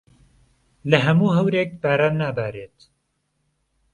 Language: Central Kurdish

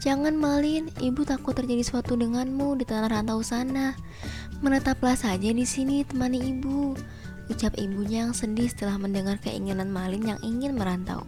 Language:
Indonesian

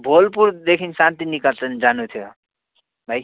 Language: Nepali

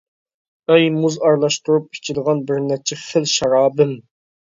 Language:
Uyghur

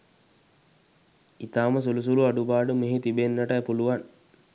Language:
Sinhala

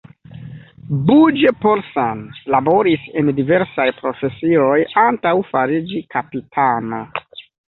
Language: Esperanto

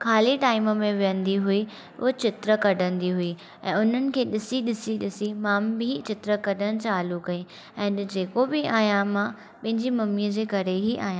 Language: Sindhi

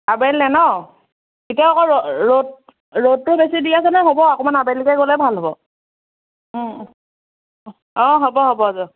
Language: Assamese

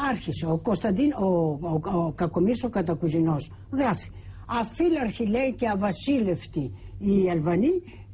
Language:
Greek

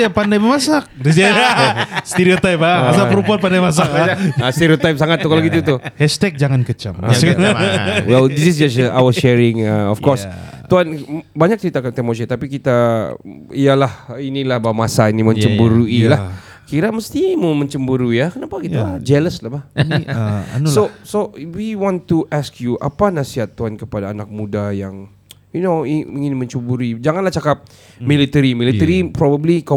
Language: Malay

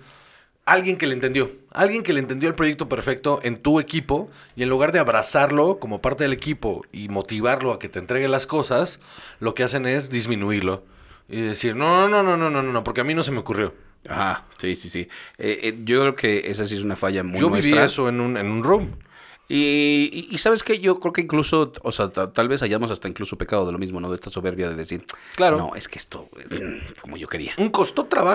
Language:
Spanish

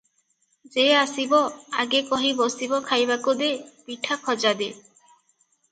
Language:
Odia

